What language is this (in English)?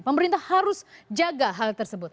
Indonesian